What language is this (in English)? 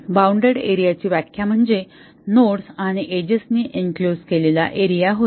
Marathi